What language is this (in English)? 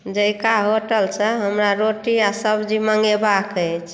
Maithili